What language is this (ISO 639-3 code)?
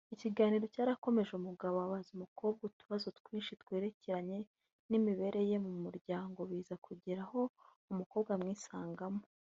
kin